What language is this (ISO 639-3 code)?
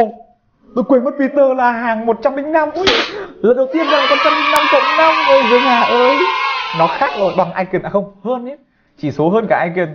vie